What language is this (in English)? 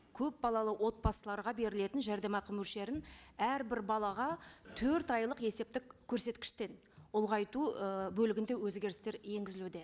Kazakh